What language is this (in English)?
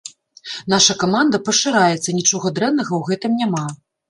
Belarusian